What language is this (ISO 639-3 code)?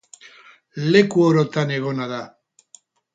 eus